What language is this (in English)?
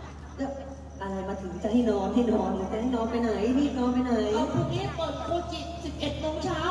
Thai